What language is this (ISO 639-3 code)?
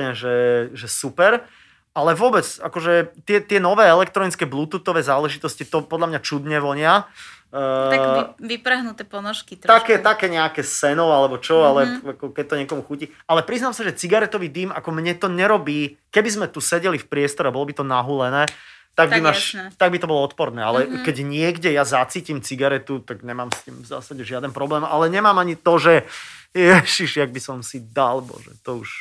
slk